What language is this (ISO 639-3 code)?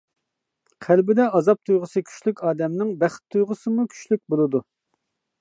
uig